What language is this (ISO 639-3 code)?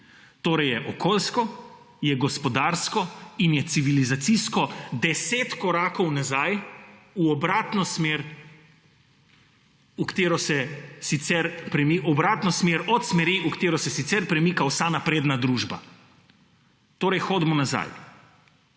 slv